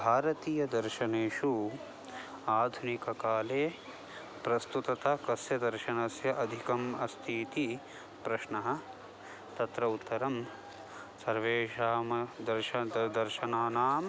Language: Sanskrit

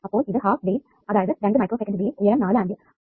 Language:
Malayalam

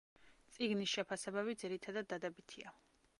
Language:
Georgian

